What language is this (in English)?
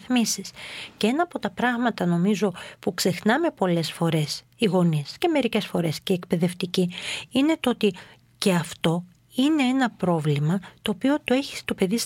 Greek